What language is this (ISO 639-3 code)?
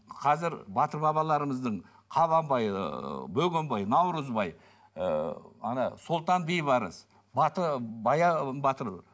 kaz